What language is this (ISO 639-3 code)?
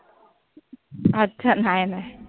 mar